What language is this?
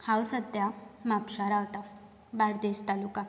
Konkani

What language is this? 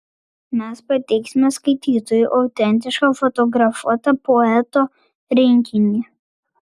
Lithuanian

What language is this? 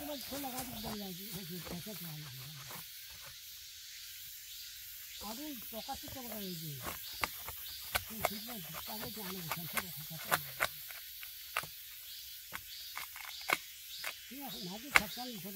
Korean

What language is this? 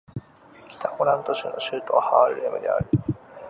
Japanese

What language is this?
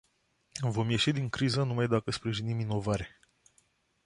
Romanian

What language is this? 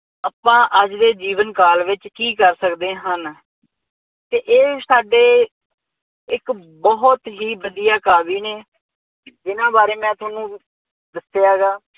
Punjabi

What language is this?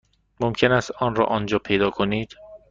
Persian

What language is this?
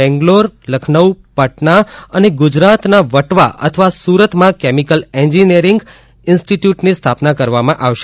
Gujarati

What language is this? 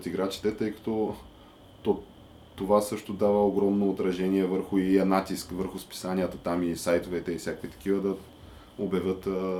Bulgarian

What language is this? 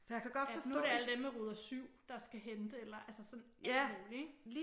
Danish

